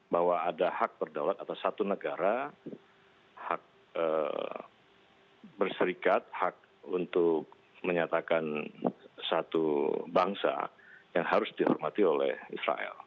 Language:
Indonesian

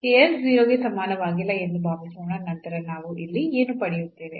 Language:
Kannada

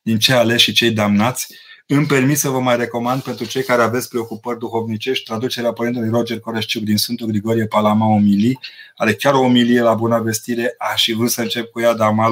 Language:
Romanian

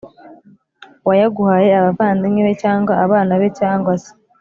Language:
Kinyarwanda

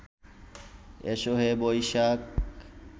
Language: Bangla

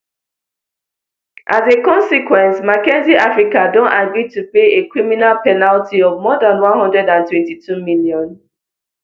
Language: Nigerian Pidgin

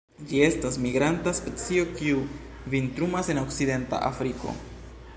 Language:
Esperanto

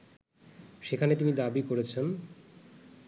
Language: Bangla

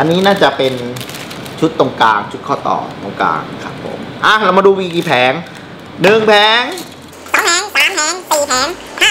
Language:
Thai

